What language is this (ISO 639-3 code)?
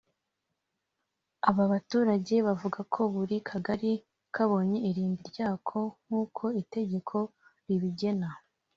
kin